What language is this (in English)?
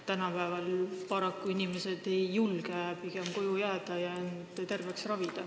Estonian